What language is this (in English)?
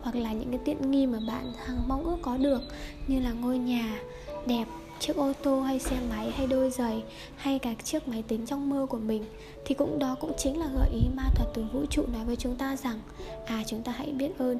Vietnamese